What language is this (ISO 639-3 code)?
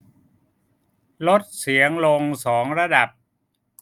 tha